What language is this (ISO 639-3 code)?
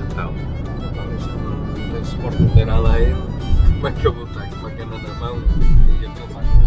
por